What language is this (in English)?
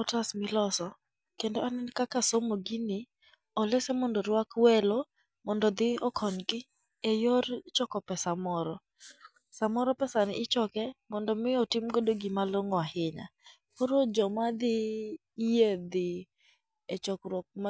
Luo (Kenya and Tanzania)